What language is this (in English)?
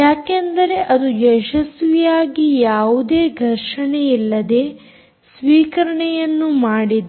Kannada